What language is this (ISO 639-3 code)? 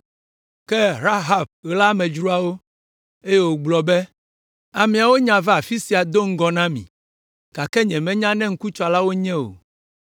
ewe